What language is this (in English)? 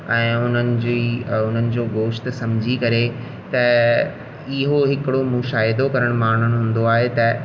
Sindhi